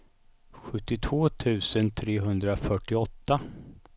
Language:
Swedish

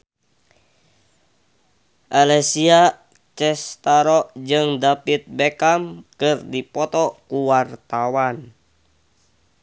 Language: Sundanese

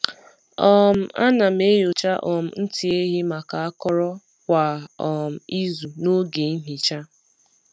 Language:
Igbo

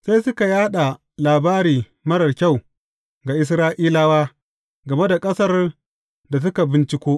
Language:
Hausa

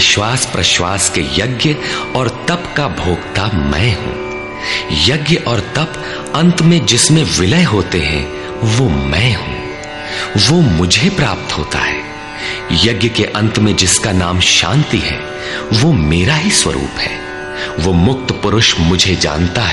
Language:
Hindi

